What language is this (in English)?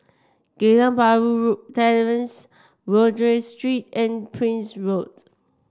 English